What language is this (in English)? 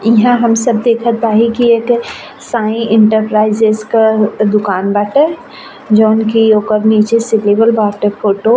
Bhojpuri